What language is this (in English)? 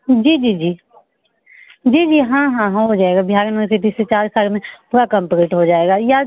Hindi